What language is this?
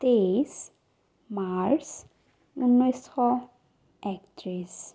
Assamese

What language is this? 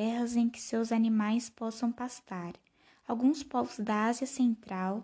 Portuguese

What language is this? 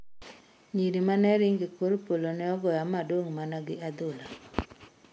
Luo (Kenya and Tanzania)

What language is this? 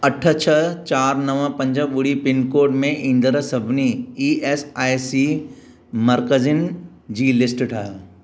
Sindhi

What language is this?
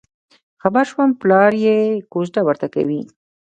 Pashto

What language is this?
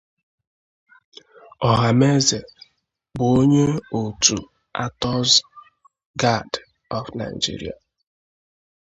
Igbo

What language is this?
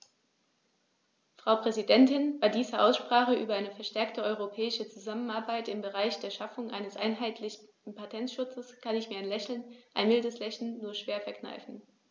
German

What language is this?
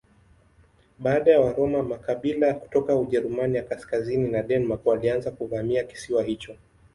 Swahili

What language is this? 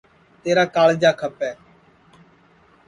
Sansi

